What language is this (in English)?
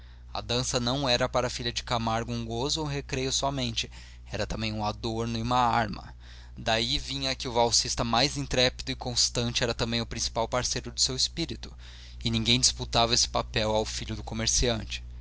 Portuguese